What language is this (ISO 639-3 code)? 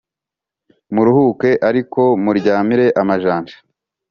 kin